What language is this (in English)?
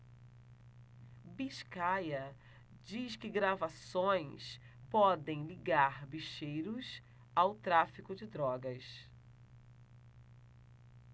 Portuguese